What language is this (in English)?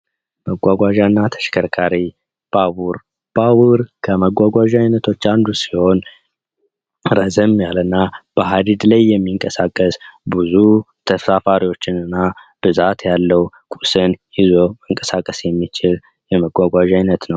Amharic